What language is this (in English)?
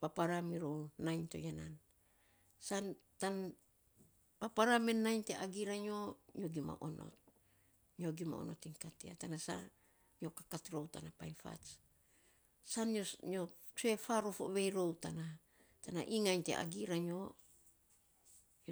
Saposa